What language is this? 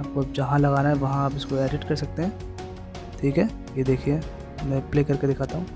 Hindi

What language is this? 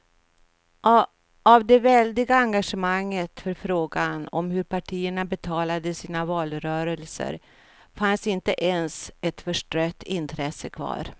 Swedish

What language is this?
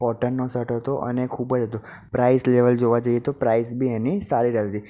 Gujarati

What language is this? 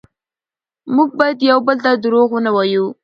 Pashto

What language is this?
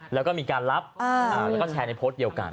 Thai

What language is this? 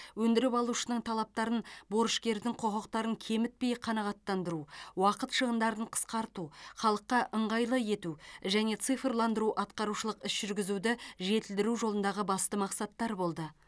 Kazakh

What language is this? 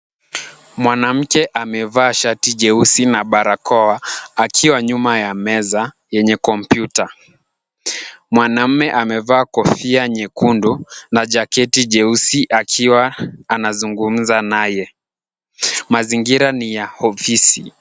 Swahili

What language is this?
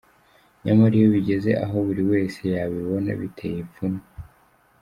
Kinyarwanda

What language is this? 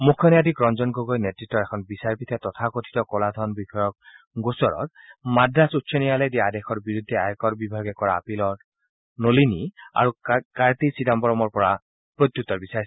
Assamese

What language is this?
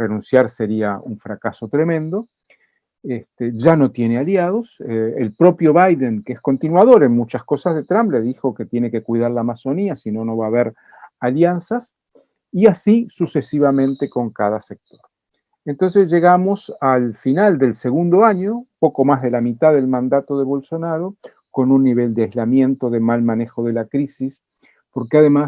Spanish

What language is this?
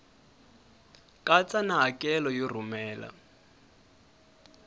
Tsonga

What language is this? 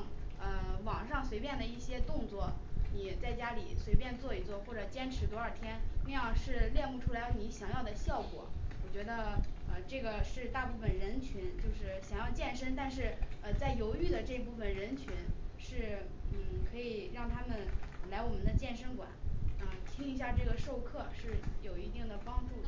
Chinese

